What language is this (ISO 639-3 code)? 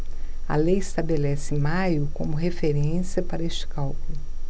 por